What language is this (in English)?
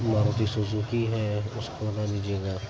Urdu